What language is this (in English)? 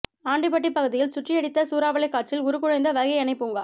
Tamil